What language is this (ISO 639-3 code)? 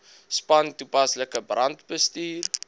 afr